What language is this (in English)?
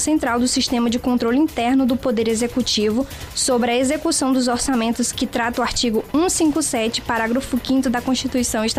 Portuguese